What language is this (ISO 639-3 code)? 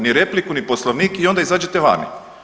hrv